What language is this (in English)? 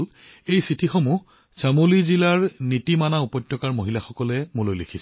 Assamese